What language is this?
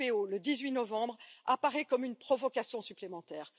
French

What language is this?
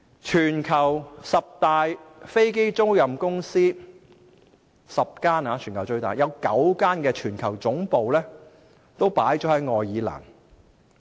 Cantonese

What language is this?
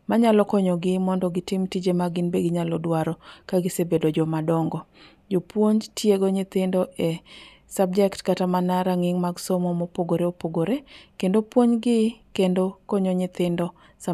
Luo (Kenya and Tanzania)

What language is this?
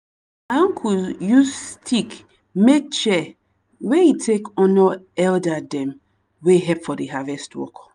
Nigerian Pidgin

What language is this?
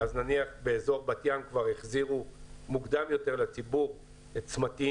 Hebrew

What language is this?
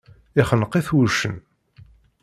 Kabyle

